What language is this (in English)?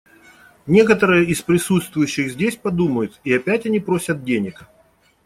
Russian